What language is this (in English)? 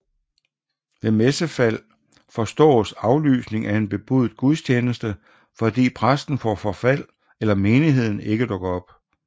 Danish